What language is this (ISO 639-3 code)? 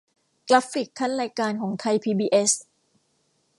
tha